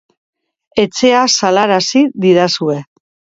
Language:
Basque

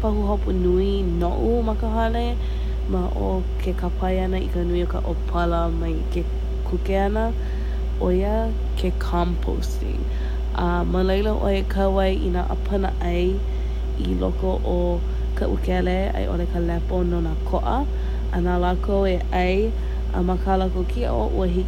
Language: Hawaiian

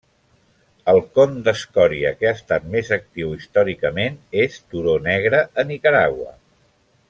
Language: Catalan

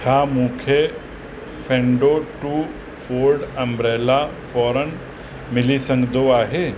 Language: Sindhi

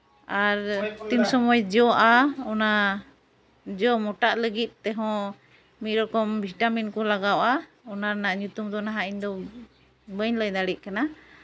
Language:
Santali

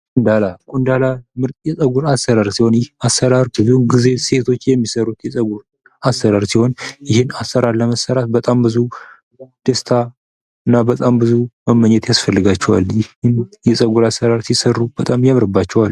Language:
Amharic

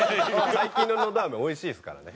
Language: Japanese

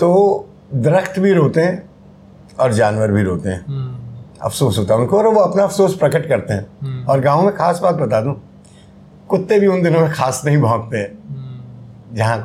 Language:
Hindi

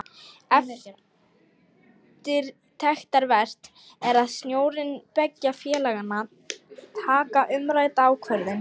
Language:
Icelandic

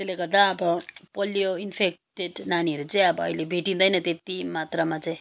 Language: Nepali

